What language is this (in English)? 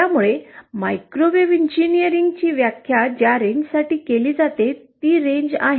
Marathi